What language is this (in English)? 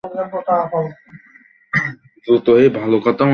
Bangla